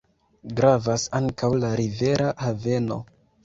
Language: Esperanto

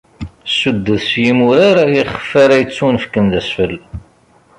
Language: Kabyle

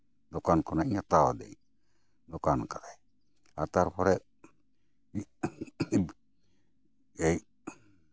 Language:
Santali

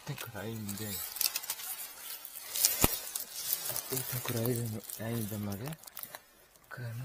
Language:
Korean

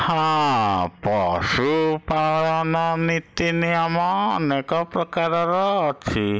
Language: Odia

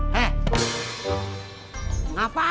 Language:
Indonesian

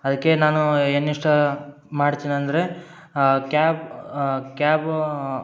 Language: Kannada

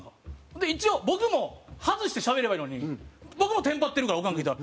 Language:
Japanese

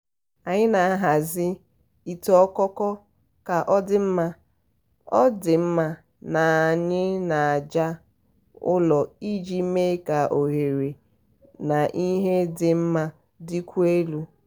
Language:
Igbo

